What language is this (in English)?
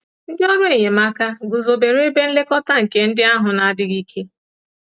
Igbo